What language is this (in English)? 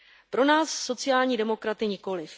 Czech